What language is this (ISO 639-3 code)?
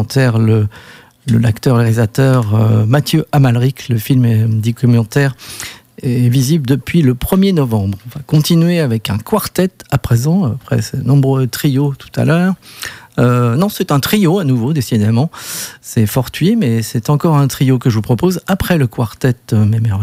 fra